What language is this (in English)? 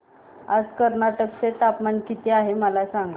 Marathi